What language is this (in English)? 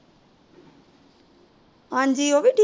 Punjabi